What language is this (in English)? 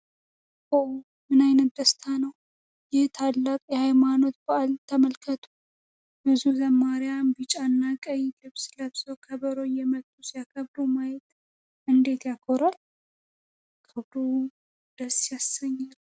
Amharic